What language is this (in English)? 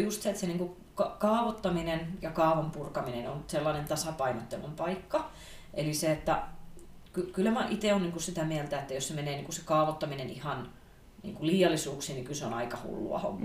Finnish